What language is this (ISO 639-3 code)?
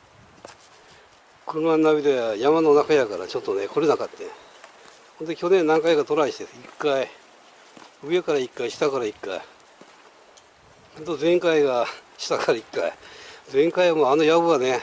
jpn